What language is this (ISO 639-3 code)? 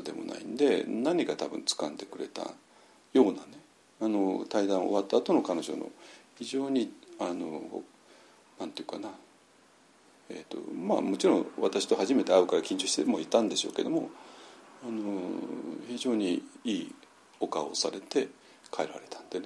jpn